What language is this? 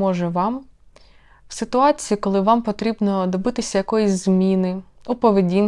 Ukrainian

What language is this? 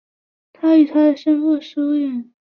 Chinese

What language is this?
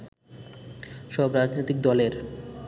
Bangla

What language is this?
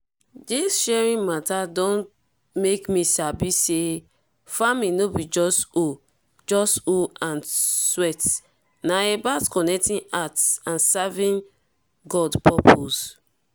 Nigerian Pidgin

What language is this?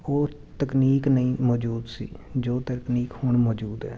Punjabi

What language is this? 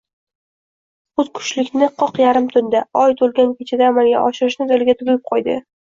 Uzbek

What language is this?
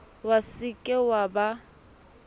Southern Sotho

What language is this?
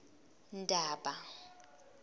Zulu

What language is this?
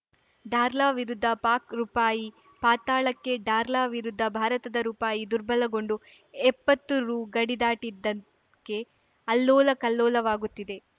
Kannada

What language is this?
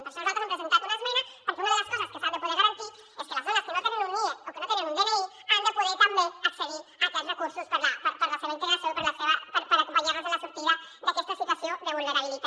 Catalan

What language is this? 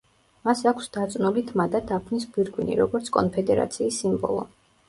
Georgian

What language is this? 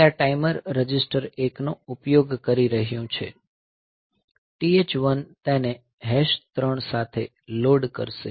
Gujarati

